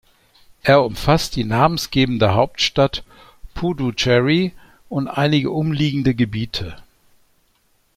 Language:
German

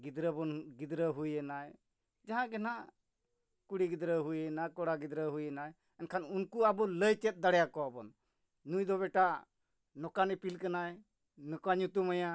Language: Santali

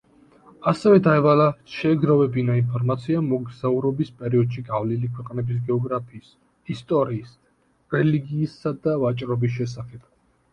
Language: Georgian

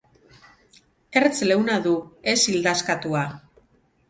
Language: Basque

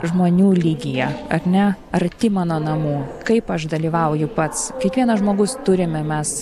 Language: Lithuanian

